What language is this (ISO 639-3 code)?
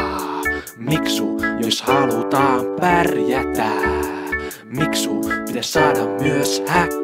fin